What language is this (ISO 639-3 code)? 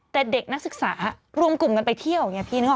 tha